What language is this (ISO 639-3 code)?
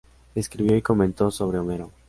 spa